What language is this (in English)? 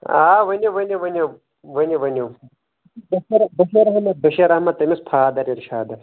Kashmiri